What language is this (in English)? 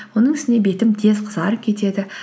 Kazakh